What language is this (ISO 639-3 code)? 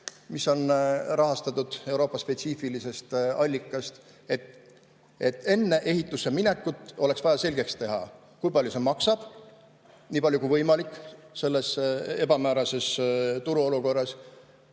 est